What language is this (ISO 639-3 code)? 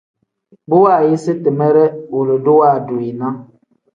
kdh